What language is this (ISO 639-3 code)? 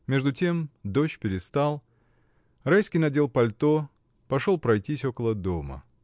rus